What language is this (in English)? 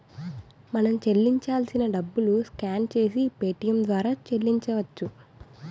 Telugu